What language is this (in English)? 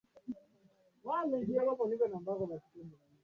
Swahili